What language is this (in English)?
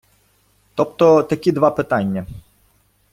Ukrainian